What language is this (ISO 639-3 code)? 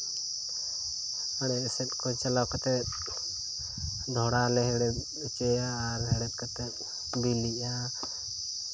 sat